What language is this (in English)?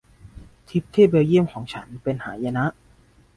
Thai